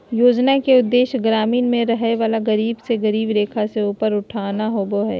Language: Magahi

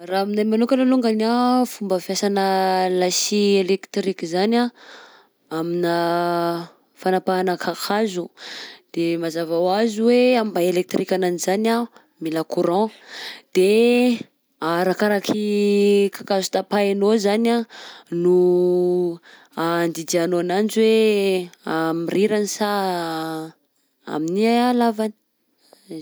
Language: Southern Betsimisaraka Malagasy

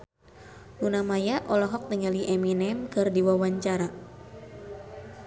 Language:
Sundanese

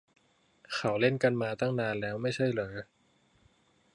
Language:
Thai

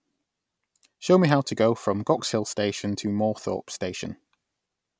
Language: English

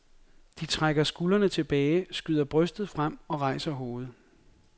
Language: Danish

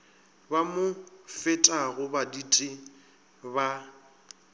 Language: Northern Sotho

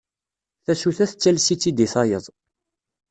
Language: Kabyle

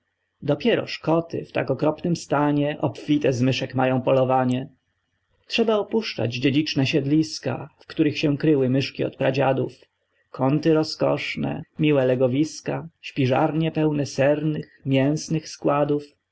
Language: Polish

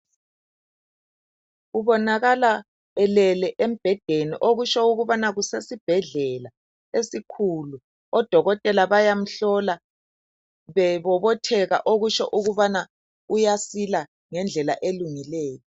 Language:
North Ndebele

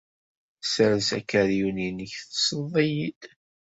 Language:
Kabyle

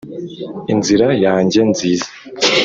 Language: Kinyarwanda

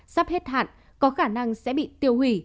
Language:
Vietnamese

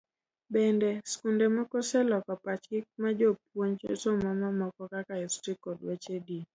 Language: Luo (Kenya and Tanzania)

